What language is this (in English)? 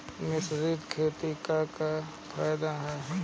Bhojpuri